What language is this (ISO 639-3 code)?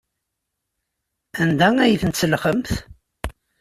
kab